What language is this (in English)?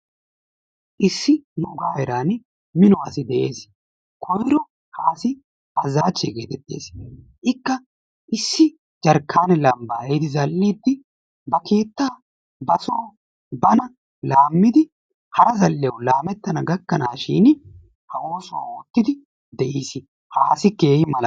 Wolaytta